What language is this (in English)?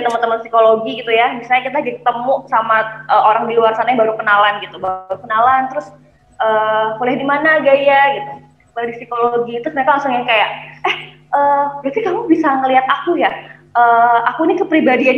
Indonesian